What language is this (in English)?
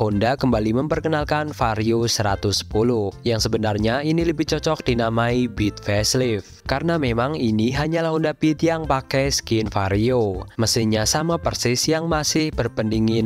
Indonesian